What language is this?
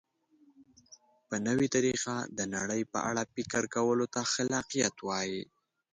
Pashto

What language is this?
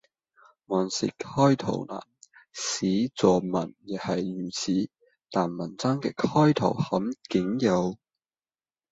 Cantonese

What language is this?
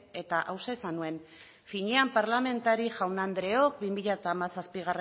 Basque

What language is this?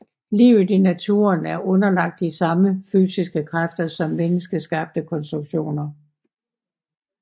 Danish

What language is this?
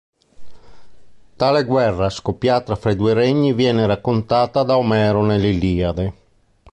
Italian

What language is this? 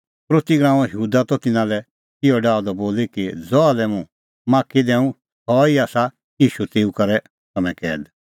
Kullu Pahari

